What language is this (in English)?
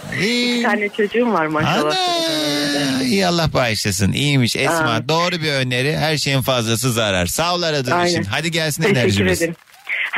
Turkish